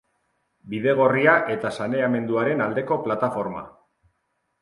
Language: Basque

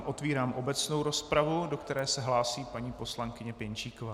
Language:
Czech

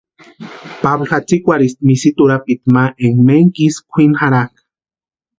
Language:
Western Highland Purepecha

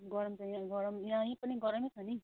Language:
Nepali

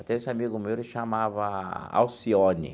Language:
Portuguese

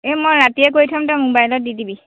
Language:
Assamese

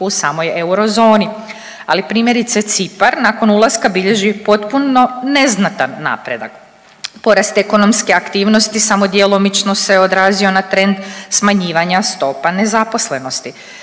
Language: Croatian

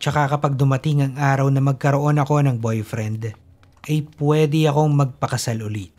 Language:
Filipino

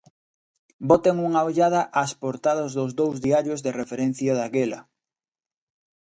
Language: Galician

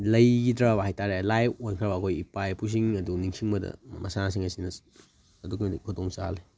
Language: Manipuri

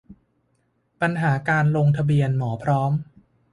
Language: Thai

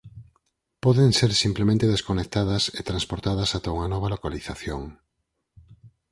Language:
Galician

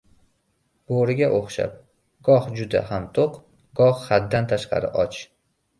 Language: Uzbek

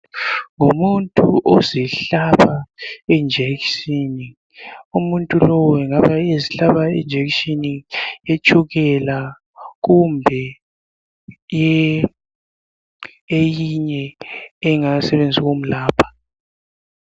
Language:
North Ndebele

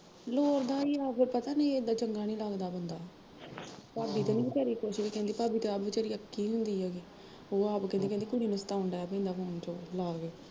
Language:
Punjabi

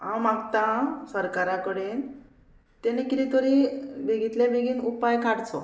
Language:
Konkani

